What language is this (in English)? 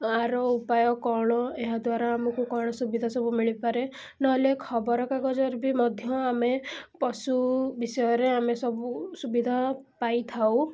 Odia